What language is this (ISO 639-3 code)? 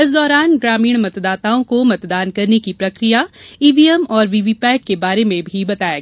hin